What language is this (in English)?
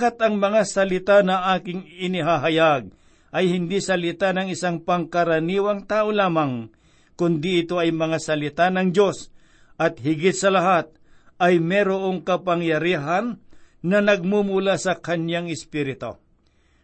Filipino